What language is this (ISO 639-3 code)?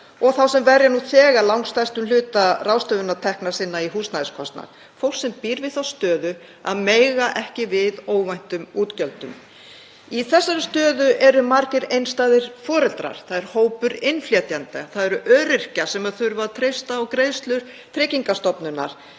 isl